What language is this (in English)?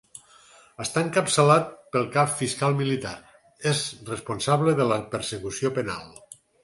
Catalan